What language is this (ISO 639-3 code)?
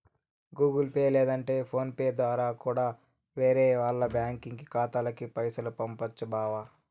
tel